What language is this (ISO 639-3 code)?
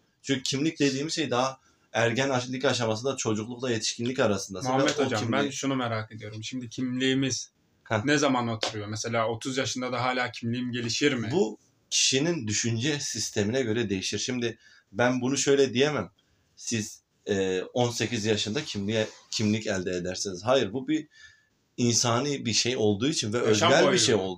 tur